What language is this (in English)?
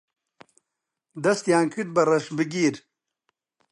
Central Kurdish